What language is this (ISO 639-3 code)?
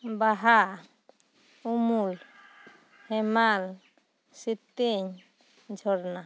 sat